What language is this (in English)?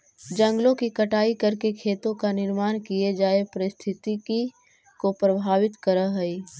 Magahi